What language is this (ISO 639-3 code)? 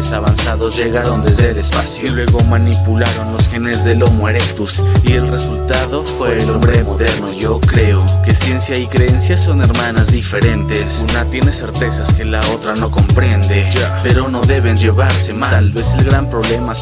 spa